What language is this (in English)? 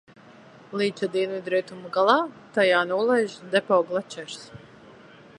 Latvian